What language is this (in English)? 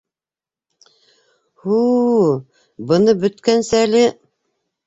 Bashkir